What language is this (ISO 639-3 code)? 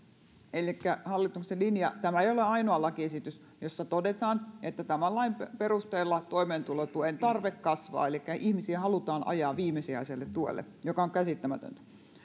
fin